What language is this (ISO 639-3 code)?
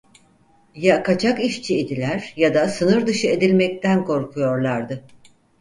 tur